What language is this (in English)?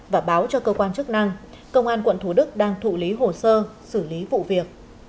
Vietnamese